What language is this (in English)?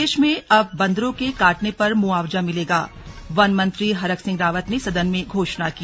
Hindi